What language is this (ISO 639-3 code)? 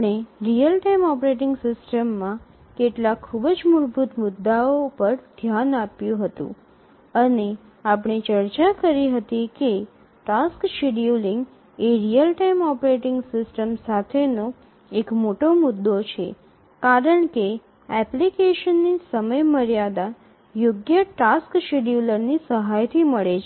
guj